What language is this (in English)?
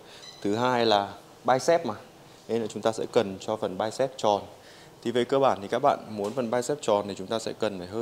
Vietnamese